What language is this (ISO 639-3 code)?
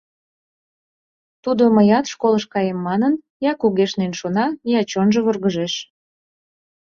chm